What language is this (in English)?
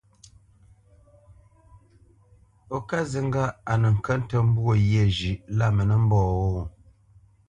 Bamenyam